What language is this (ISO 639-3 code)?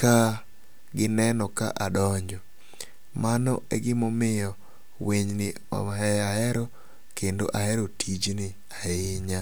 luo